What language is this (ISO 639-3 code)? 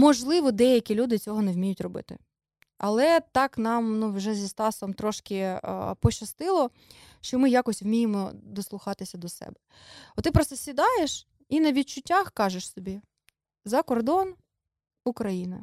ukr